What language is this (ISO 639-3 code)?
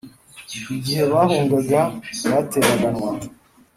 kin